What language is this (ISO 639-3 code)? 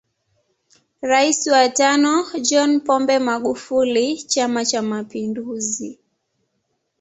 swa